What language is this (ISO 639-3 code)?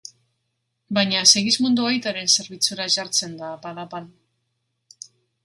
eus